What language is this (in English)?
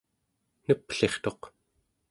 Central Yupik